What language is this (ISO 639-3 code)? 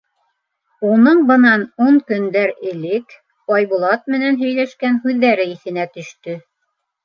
bak